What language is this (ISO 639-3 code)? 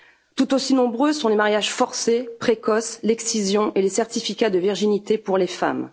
fra